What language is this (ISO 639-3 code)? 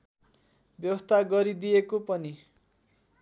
nep